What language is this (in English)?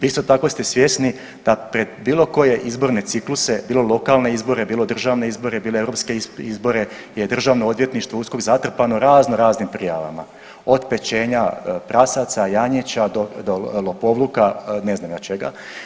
Croatian